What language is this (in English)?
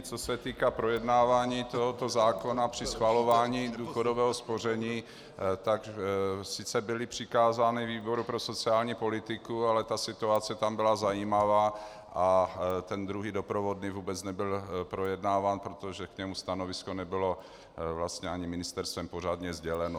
Czech